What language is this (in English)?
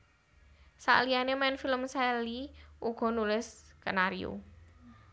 Javanese